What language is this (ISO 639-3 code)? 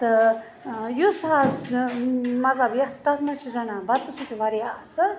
kas